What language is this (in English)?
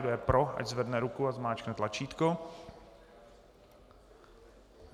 Czech